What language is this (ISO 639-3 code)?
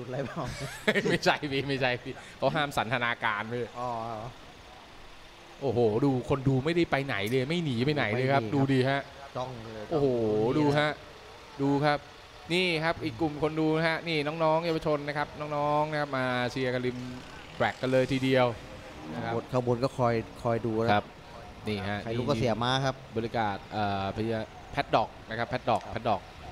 tha